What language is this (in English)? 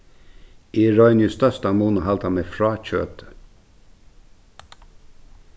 Faroese